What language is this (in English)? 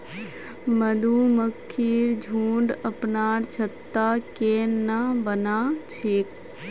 Magahi